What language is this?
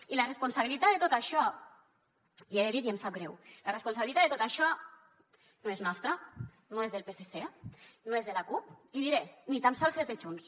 Catalan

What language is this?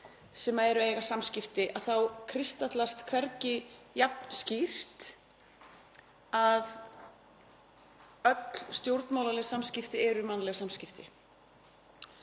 Icelandic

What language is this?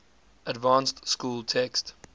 English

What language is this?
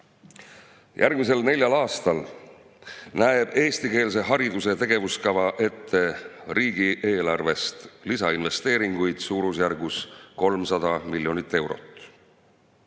Estonian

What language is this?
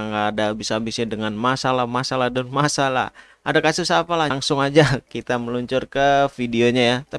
Indonesian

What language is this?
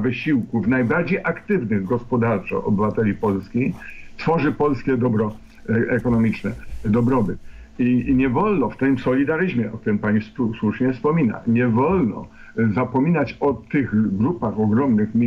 Polish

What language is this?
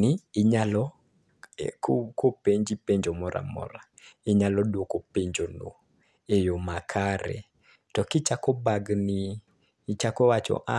Luo (Kenya and Tanzania)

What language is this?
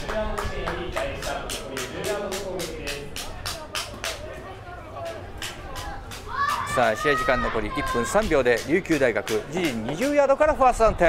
Japanese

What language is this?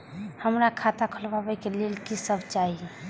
Maithili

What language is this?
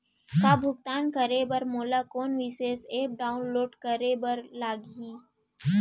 Chhattisgarhi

